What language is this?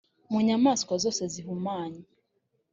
Kinyarwanda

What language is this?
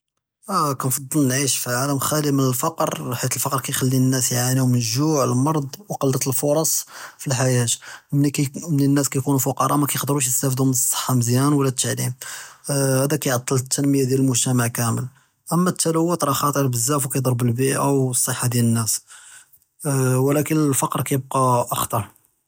Judeo-Arabic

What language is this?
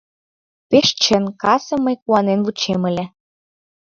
Mari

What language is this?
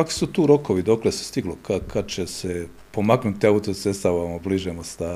Croatian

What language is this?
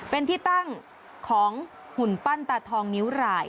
Thai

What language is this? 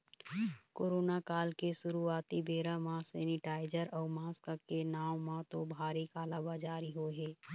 Chhattisgarhi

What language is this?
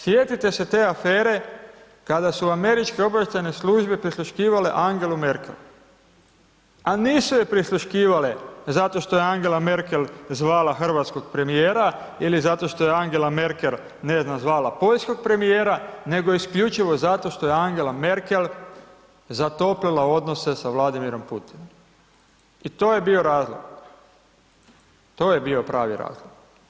Croatian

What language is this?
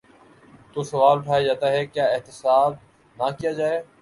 Urdu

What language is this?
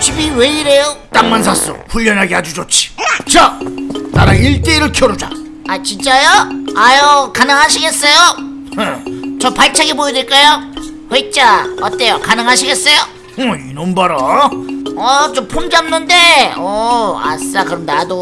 Korean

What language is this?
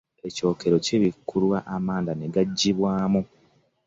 Ganda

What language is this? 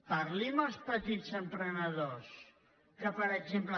Catalan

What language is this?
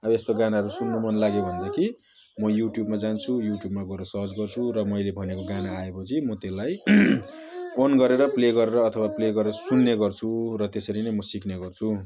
Nepali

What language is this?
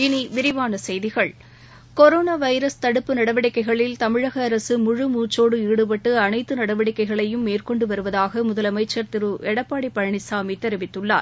Tamil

